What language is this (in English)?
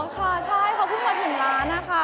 Thai